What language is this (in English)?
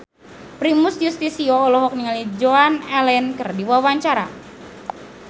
Sundanese